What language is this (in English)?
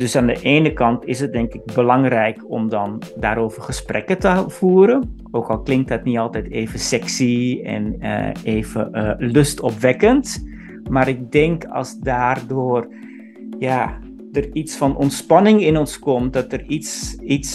Dutch